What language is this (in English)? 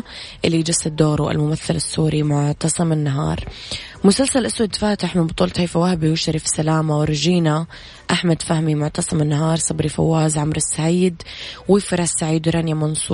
Arabic